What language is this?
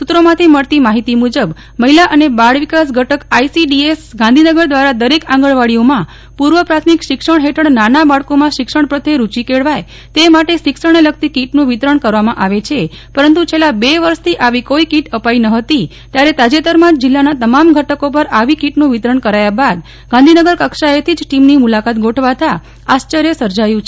Gujarati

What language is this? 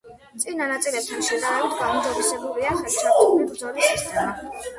Georgian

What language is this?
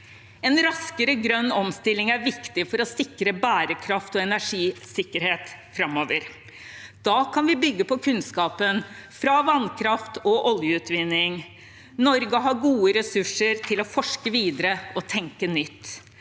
Norwegian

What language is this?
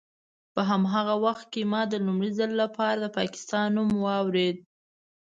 Pashto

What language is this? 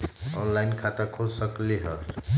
Magahi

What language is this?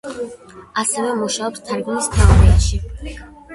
Georgian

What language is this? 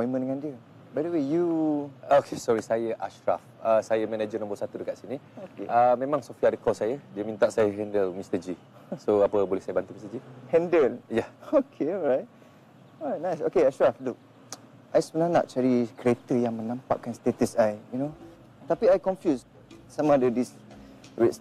Malay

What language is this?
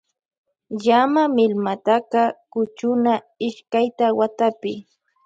Loja Highland Quichua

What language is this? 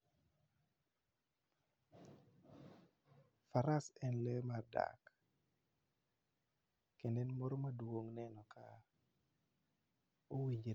Luo (Kenya and Tanzania)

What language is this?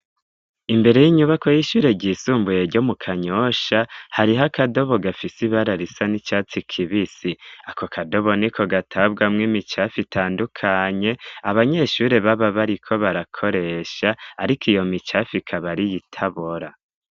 Rundi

